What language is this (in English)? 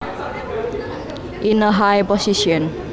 Javanese